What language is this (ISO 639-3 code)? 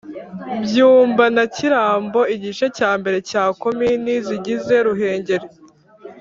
kin